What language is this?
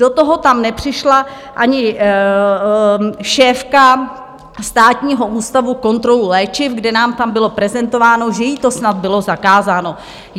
Czech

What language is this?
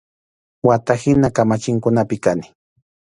Arequipa-La Unión Quechua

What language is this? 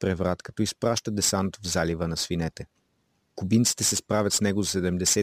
Bulgarian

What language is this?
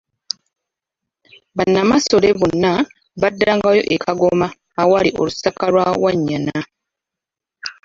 Ganda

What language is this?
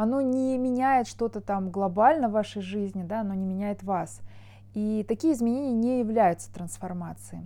Russian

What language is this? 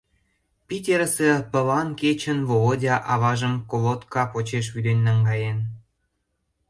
Mari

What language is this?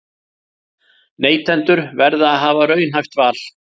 Icelandic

